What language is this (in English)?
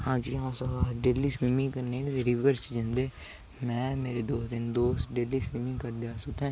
Dogri